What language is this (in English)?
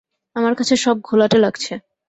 Bangla